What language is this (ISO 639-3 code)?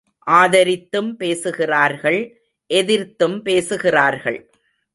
tam